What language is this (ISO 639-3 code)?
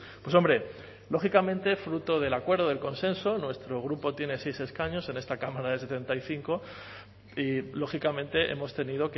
spa